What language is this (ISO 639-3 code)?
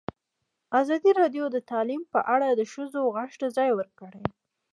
pus